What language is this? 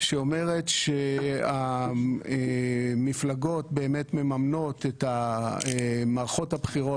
Hebrew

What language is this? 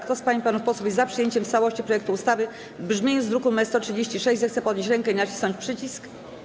Polish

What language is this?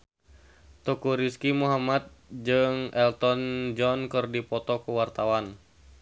Sundanese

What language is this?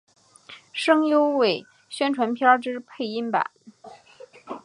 Chinese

